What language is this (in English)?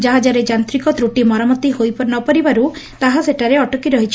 Odia